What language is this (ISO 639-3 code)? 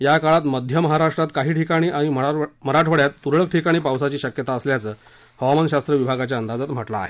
mar